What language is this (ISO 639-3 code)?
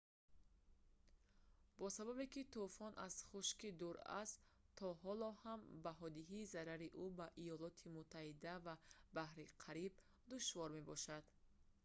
tgk